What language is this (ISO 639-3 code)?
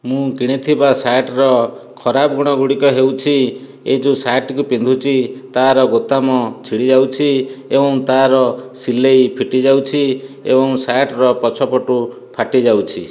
ori